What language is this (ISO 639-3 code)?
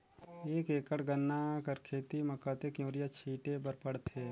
hne